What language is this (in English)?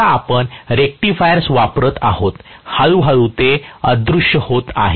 Marathi